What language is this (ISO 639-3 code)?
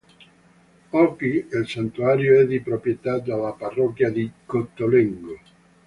ita